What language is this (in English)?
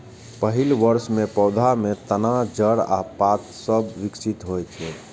Maithili